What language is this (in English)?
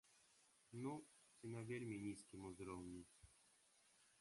Belarusian